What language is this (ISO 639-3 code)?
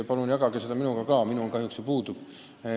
est